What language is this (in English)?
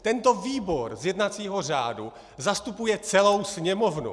Czech